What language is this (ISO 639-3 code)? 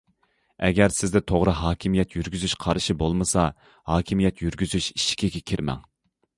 uig